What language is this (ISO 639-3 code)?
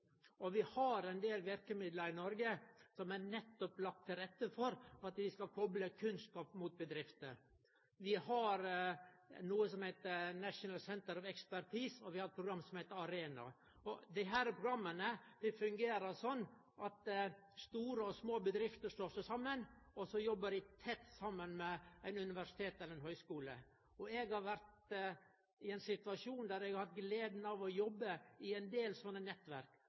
nno